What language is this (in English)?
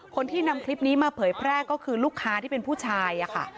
Thai